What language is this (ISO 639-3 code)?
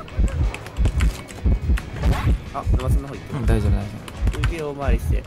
jpn